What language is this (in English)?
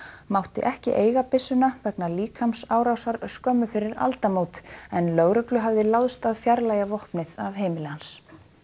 Icelandic